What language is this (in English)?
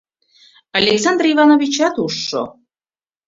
Mari